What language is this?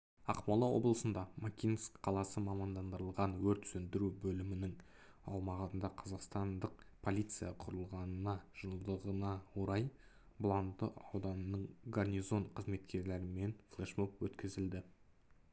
Kazakh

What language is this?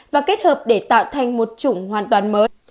Vietnamese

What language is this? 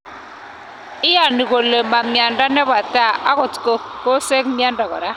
Kalenjin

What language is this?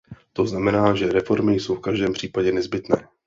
Czech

